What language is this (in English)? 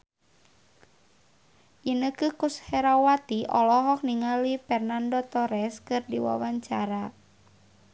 Sundanese